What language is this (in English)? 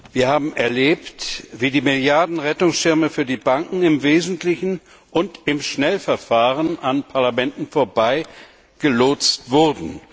German